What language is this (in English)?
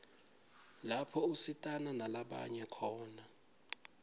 Swati